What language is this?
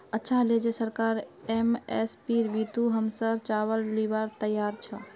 Magahi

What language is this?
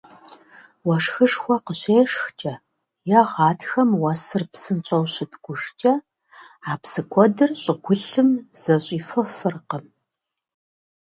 Kabardian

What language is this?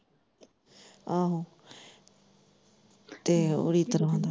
Punjabi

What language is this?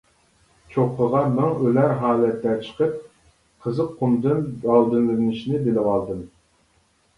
Uyghur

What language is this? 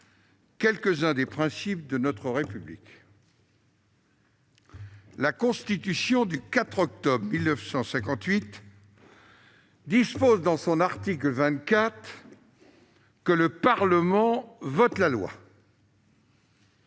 French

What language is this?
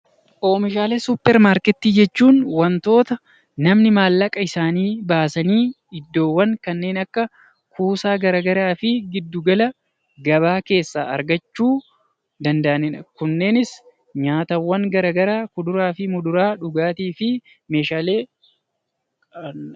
Oromo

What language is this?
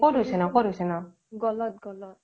Assamese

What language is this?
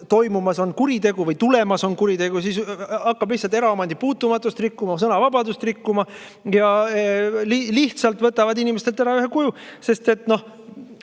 Estonian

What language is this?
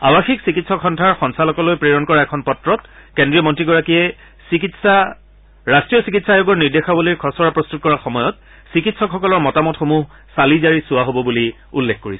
Assamese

